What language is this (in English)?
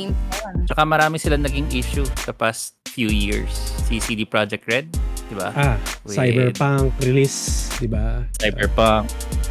Filipino